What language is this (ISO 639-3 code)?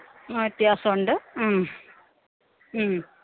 mal